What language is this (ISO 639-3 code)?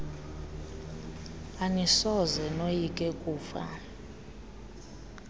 xho